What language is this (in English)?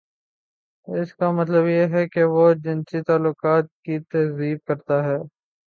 Urdu